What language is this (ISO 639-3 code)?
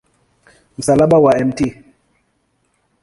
swa